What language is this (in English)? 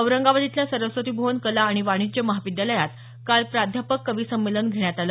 Marathi